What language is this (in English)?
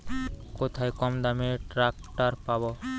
Bangla